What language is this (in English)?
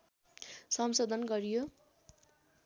Nepali